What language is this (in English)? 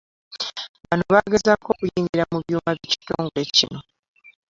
Ganda